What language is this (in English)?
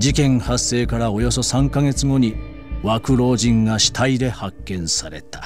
Japanese